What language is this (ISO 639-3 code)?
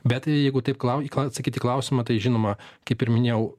lit